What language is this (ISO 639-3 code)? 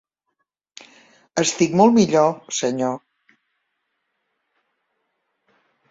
cat